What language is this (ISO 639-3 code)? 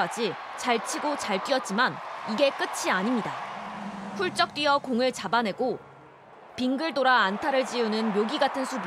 kor